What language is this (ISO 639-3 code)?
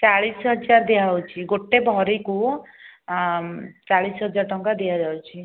ori